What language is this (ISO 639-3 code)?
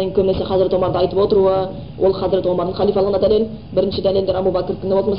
bul